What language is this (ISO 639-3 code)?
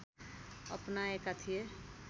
nep